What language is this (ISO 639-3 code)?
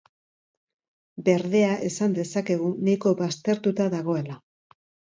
eus